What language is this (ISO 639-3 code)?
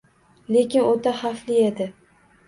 uzb